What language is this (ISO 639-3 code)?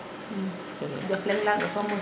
srr